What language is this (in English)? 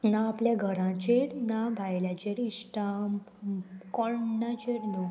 Konkani